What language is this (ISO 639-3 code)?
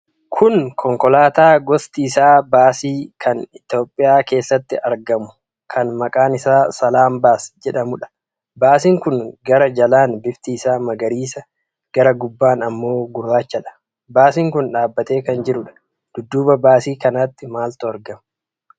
orm